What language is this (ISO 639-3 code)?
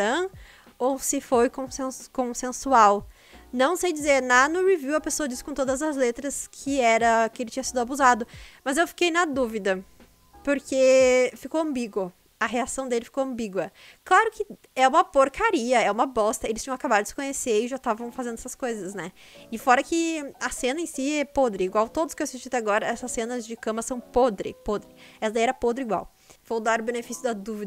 por